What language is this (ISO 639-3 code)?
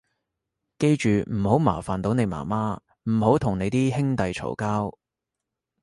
yue